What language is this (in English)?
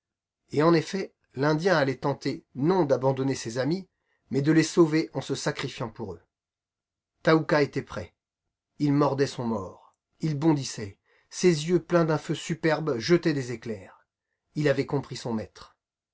French